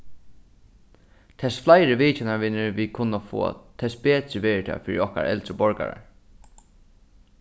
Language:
Faroese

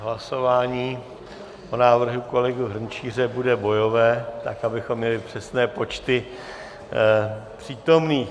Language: Czech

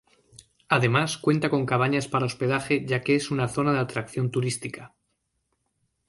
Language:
Spanish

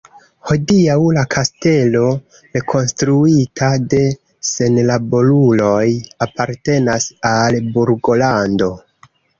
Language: Esperanto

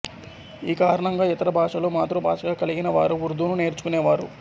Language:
Telugu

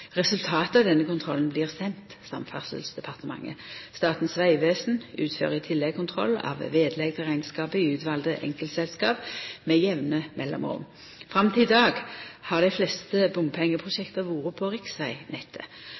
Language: Norwegian Nynorsk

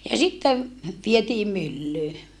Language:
Finnish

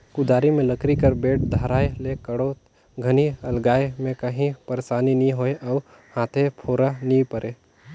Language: Chhattisgarhi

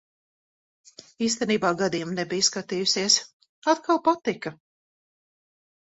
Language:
Latvian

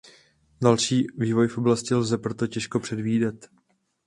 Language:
Czech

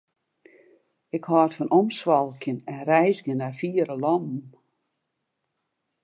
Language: Western Frisian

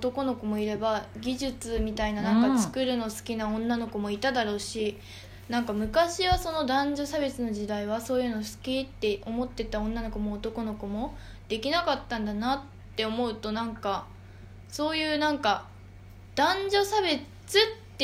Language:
Japanese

